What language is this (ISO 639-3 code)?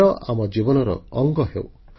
ori